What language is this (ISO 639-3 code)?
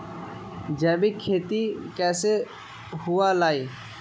mag